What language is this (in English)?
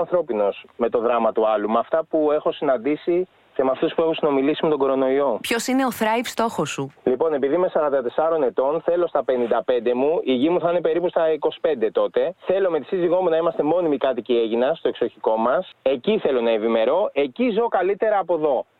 Greek